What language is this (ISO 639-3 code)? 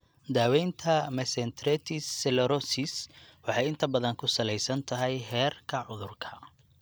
som